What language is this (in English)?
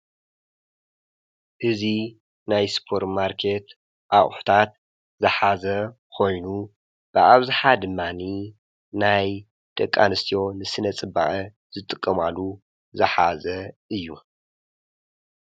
Tigrinya